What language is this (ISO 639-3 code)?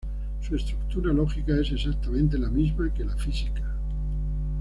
spa